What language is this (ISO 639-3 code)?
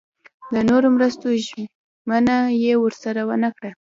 pus